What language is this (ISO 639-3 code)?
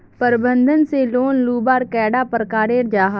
mag